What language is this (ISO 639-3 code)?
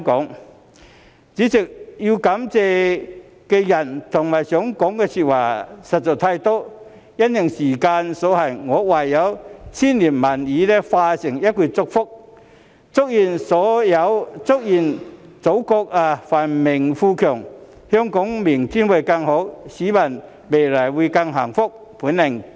yue